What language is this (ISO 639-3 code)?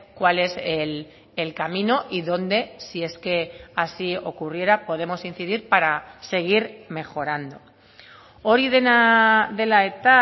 spa